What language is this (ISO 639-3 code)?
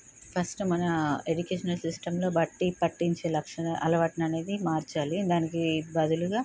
tel